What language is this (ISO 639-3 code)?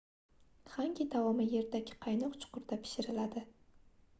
uzb